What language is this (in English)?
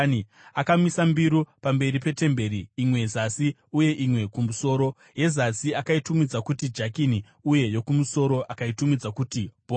Shona